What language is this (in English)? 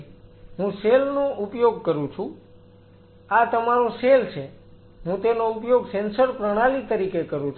Gujarati